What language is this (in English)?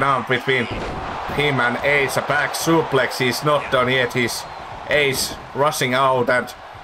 English